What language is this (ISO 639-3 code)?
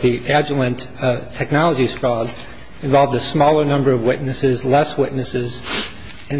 eng